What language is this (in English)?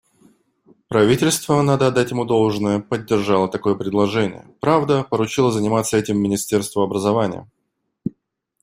Russian